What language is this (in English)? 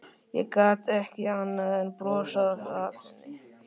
Icelandic